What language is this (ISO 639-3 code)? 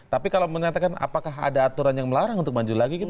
ind